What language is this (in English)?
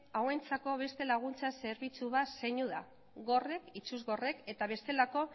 Basque